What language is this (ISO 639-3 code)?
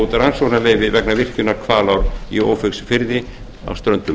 isl